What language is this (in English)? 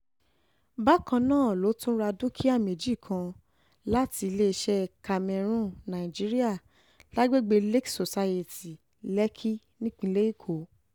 Yoruba